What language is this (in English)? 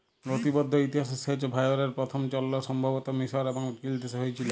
Bangla